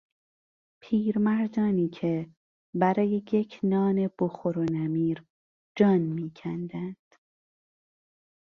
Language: Persian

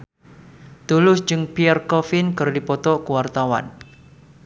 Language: Sundanese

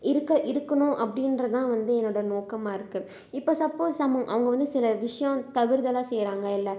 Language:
Tamil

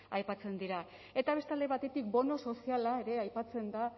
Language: Basque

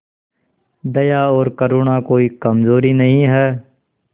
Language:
Hindi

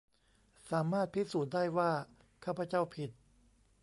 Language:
Thai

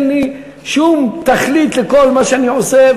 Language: Hebrew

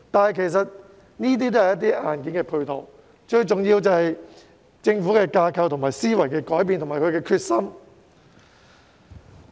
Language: Cantonese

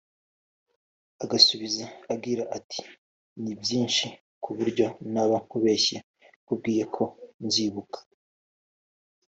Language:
Kinyarwanda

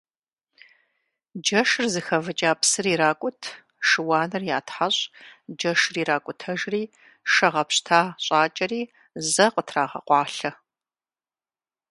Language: Kabardian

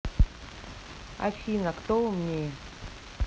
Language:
Russian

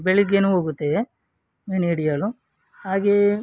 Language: Kannada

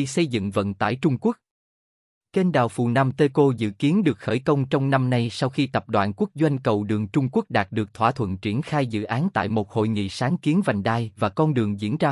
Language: Vietnamese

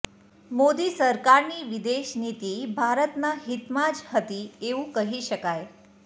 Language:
Gujarati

